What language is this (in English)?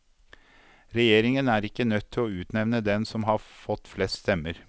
Norwegian